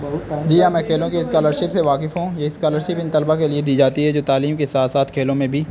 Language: Urdu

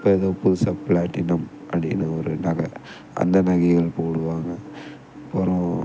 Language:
Tamil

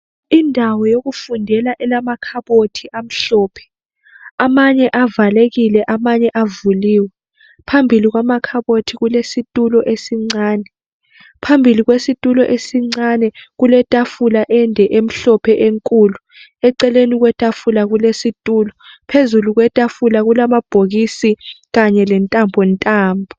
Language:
North Ndebele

